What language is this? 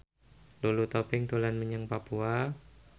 Javanese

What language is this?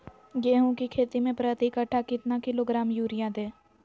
Magahi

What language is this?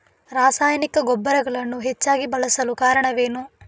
Kannada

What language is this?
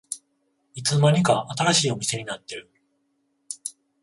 Japanese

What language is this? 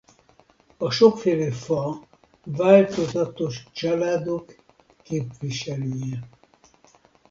Hungarian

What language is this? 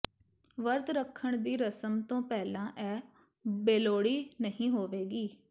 Punjabi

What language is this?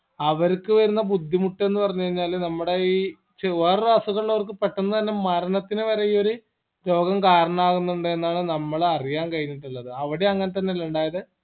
Malayalam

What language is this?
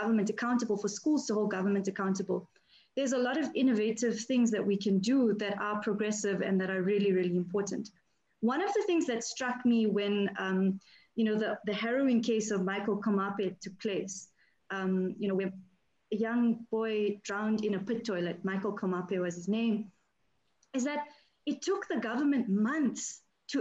English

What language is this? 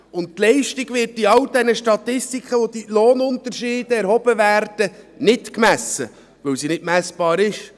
Swiss German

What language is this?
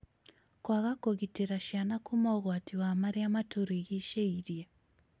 Kikuyu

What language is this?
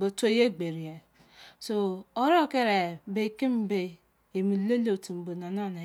Izon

